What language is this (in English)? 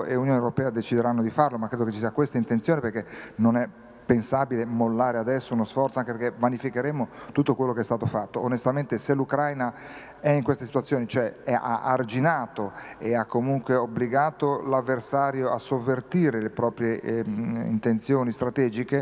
Italian